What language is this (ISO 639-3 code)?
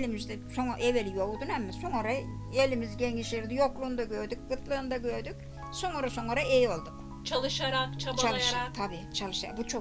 tur